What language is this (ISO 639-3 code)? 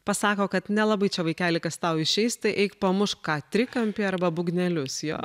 lit